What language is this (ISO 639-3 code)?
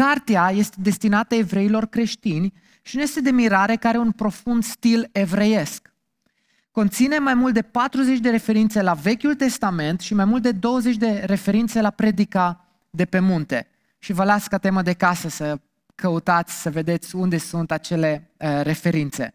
ron